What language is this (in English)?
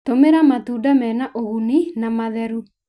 Kikuyu